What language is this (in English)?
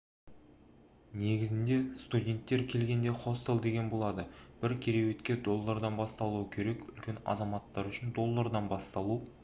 Kazakh